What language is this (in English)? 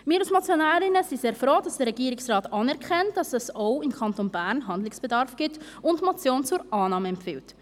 Swiss German